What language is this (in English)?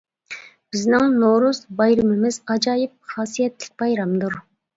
Uyghur